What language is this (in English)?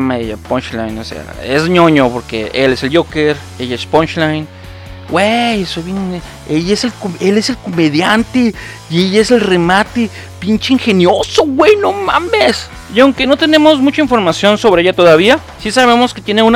Spanish